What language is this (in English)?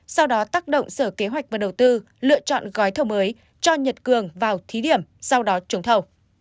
Vietnamese